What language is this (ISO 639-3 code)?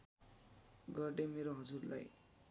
nep